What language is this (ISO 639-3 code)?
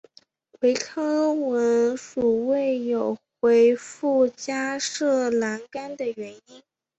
zho